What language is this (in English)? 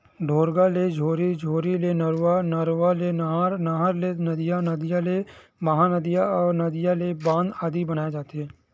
Chhattisgarhi